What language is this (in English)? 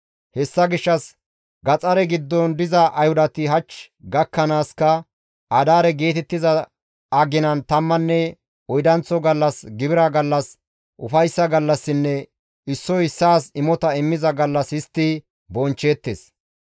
Gamo